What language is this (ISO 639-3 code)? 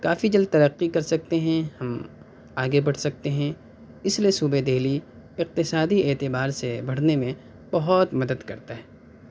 urd